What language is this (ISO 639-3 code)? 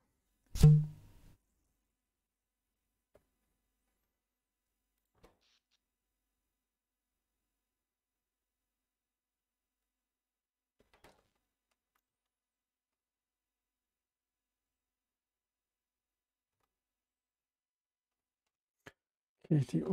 deu